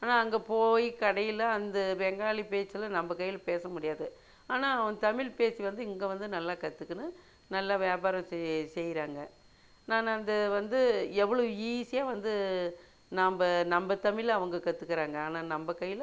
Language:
Tamil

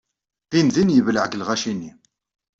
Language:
Kabyle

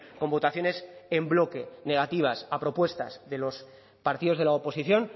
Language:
Spanish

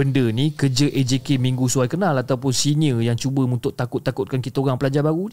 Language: Malay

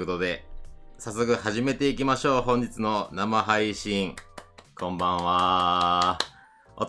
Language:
Japanese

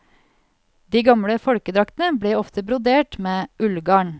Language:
Norwegian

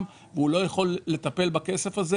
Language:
Hebrew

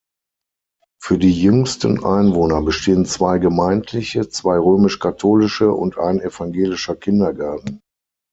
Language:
German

